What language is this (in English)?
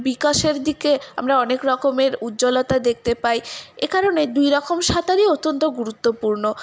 Bangla